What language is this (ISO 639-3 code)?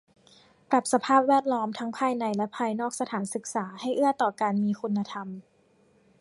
tha